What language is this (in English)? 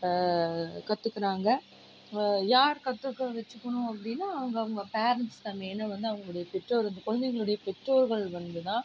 Tamil